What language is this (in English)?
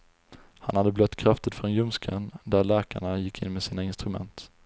Swedish